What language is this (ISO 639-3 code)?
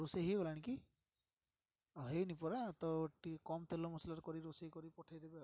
ori